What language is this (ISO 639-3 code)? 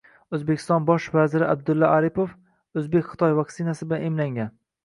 uzb